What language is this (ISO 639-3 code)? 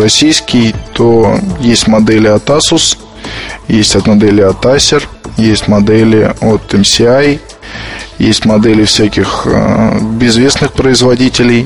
rus